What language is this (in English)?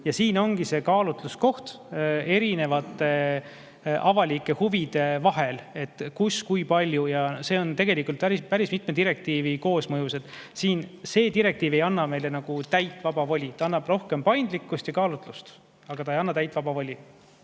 Estonian